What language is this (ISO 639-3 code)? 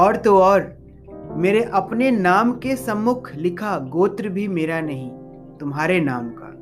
hin